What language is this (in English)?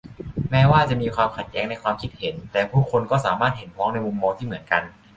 Thai